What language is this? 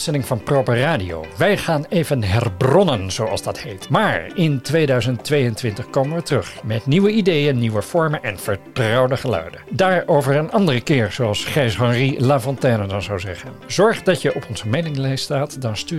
Dutch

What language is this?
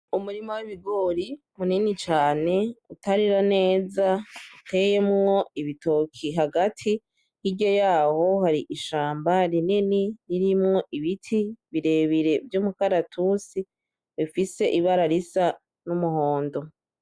Rundi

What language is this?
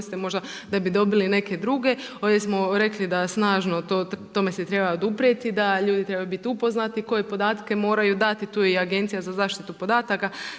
Croatian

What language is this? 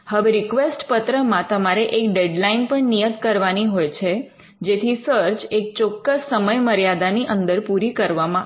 Gujarati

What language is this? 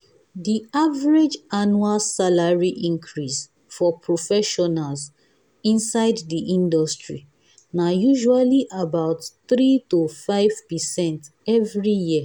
Nigerian Pidgin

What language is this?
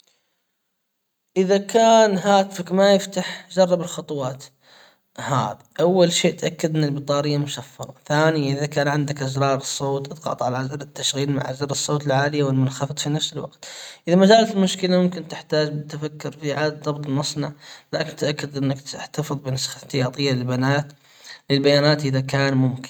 Hijazi Arabic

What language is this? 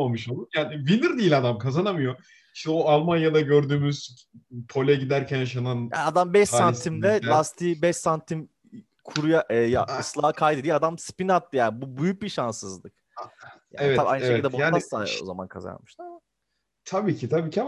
Turkish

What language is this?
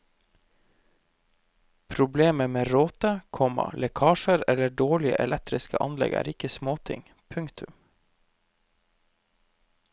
Norwegian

